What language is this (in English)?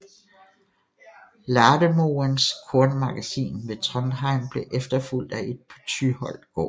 Danish